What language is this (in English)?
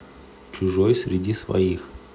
Russian